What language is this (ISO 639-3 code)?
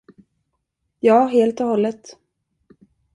swe